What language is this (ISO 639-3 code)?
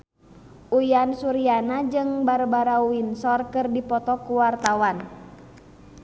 sun